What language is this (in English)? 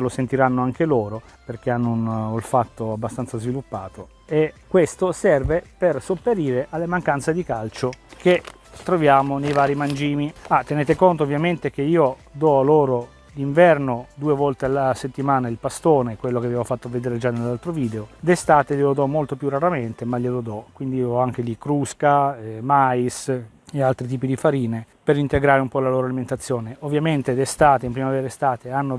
Italian